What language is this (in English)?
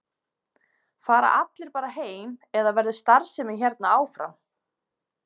Icelandic